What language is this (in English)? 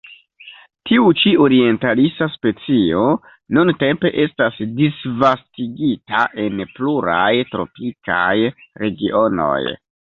Esperanto